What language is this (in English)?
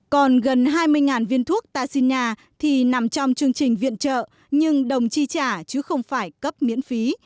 Vietnamese